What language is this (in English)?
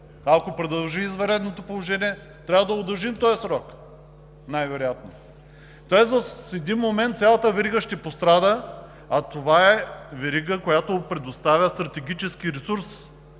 Bulgarian